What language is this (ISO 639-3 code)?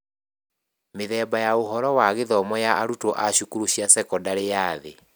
kik